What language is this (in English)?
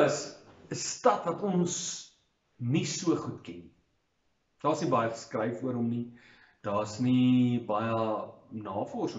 Dutch